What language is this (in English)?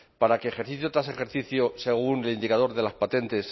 Spanish